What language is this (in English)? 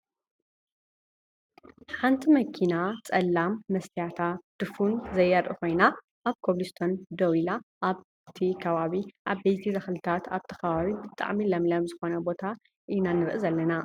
Tigrinya